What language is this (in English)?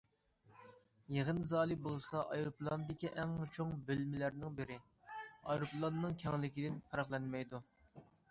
Uyghur